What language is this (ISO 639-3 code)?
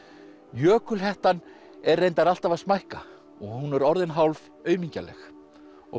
isl